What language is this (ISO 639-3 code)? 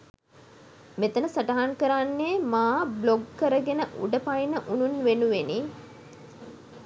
sin